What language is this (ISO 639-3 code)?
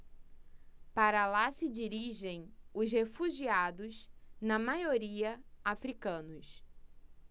por